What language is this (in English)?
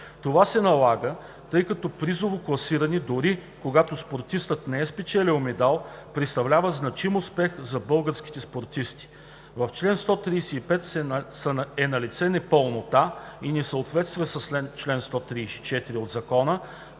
Bulgarian